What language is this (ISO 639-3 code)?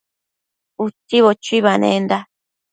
mcf